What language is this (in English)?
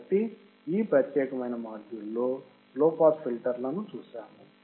Telugu